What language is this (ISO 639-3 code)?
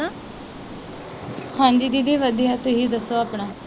pan